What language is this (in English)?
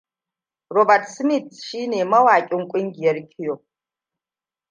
Hausa